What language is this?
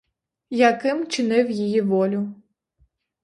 Ukrainian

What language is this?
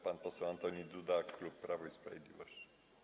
Polish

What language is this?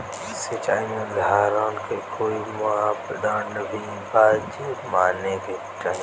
Bhojpuri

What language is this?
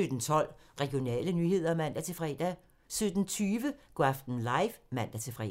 Danish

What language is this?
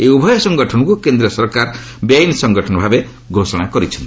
Odia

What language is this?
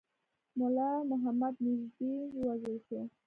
Pashto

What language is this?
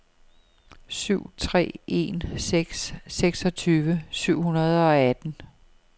Danish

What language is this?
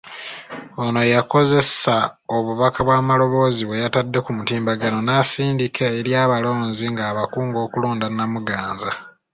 Ganda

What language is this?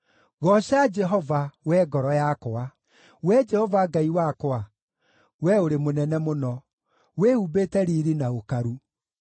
Kikuyu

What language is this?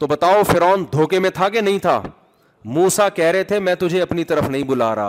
Urdu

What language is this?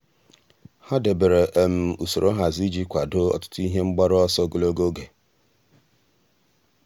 Igbo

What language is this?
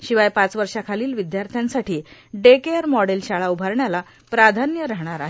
Marathi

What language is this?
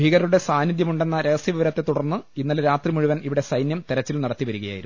Malayalam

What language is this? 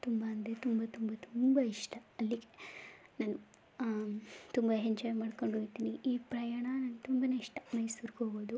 Kannada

